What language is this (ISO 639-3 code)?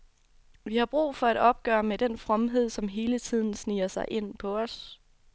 dan